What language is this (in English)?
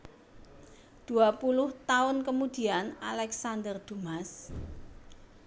Javanese